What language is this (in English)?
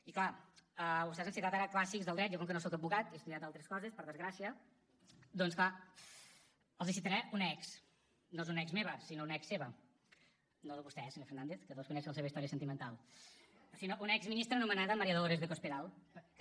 Catalan